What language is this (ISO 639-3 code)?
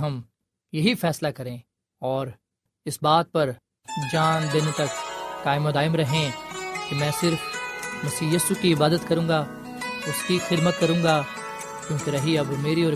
urd